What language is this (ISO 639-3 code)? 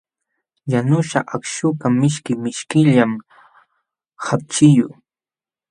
qxw